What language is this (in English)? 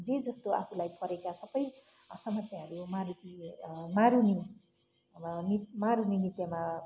Nepali